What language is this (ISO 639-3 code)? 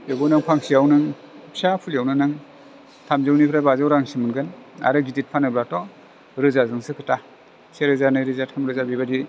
brx